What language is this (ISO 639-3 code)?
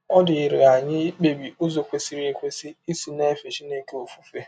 ibo